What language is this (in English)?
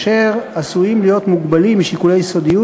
Hebrew